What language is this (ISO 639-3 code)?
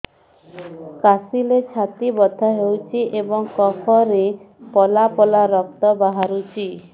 ori